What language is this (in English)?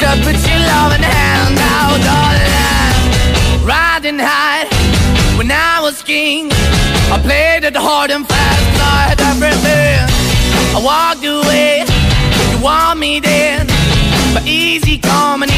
Greek